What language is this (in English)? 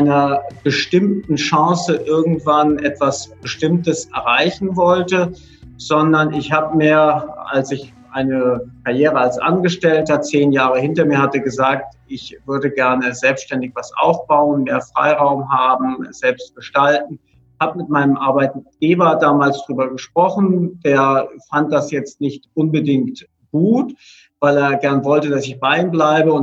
German